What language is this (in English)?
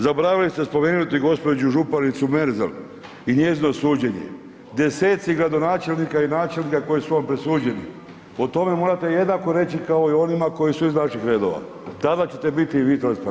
Croatian